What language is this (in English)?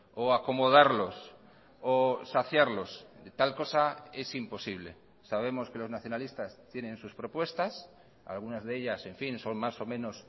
Spanish